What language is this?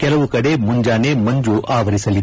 Kannada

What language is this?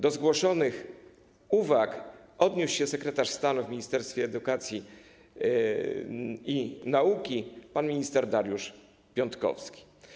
Polish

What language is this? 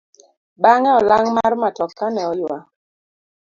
Luo (Kenya and Tanzania)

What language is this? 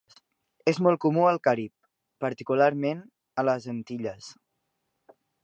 Catalan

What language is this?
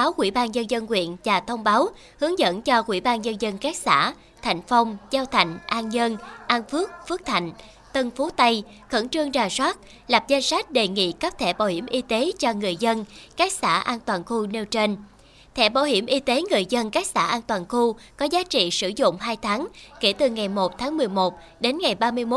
Vietnamese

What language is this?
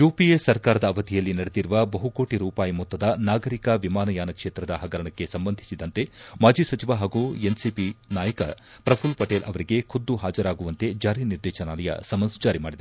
Kannada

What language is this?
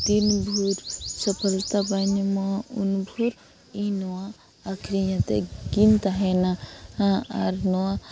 Santali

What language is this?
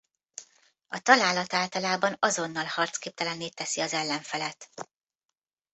Hungarian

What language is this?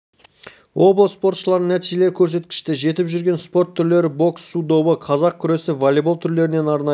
Kazakh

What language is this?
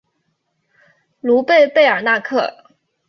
Chinese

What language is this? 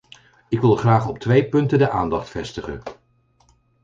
Dutch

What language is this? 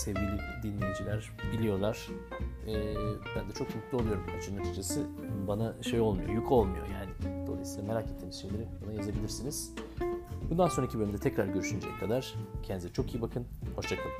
Turkish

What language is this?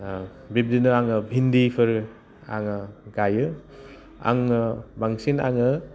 Bodo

